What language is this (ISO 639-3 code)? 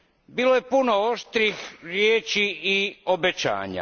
hrv